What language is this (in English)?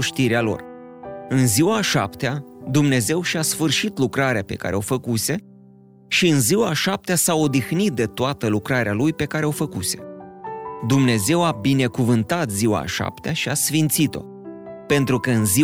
Romanian